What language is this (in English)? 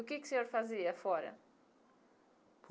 Portuguese